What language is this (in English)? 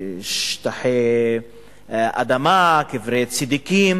Hebrew